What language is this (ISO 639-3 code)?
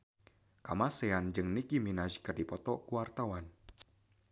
sun